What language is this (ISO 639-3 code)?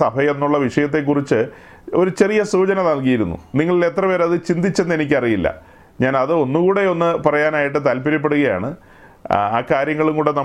mal